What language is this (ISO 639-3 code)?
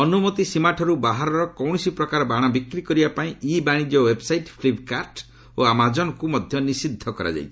ori